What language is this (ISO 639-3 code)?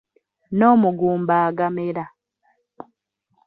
lug